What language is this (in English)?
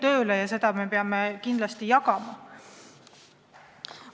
Estonian